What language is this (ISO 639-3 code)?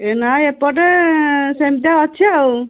ori